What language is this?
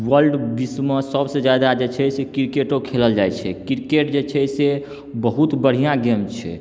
Maithili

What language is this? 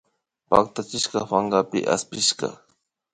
Imbabura Highland Quichua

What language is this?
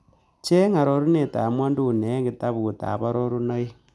Kalenjin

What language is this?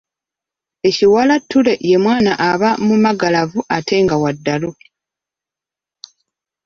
Ganda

